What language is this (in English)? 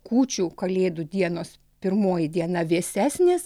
Lithuanian